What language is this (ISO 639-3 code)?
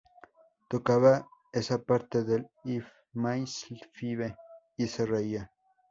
spa